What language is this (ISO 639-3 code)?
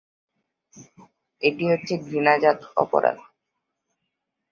ben